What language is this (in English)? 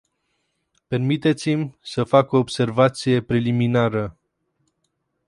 Romanian